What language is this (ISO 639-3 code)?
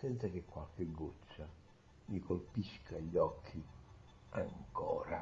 ita